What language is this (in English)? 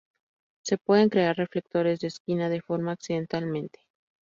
Spanish